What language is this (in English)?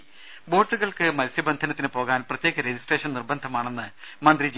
Malayalam